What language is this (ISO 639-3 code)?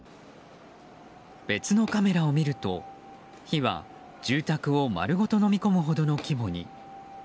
jpn